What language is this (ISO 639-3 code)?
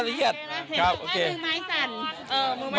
tha